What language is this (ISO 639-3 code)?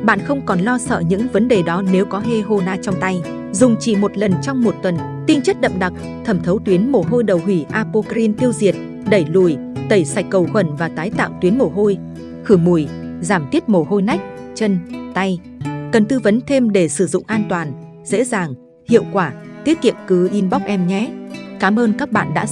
vie